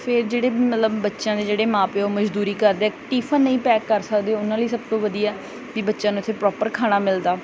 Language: Punjabi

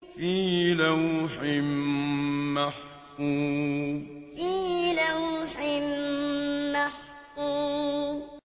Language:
Arabic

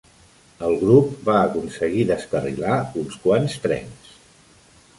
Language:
Catalan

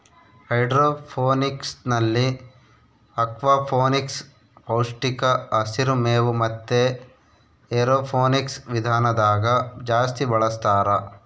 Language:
Kannada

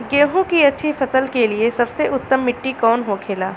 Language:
Bhojpuri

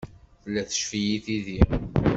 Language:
Kabyle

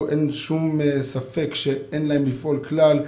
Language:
Hebrew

